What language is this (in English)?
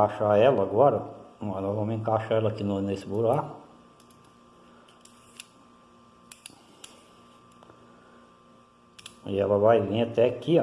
Portuguese